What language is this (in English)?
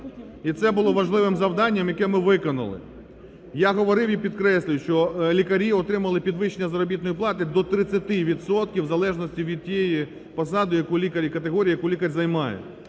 Ukrainian